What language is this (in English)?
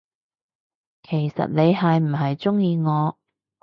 Cantonese